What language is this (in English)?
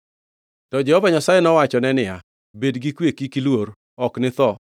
Luo (Kenya and Tanzania)